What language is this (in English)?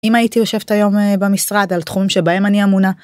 Hebrew